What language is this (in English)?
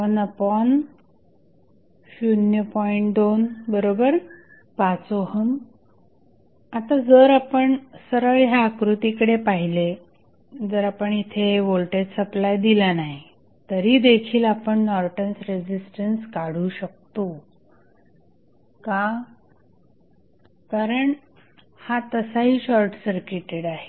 Marathi